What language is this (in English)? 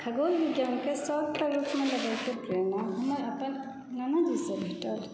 Maithili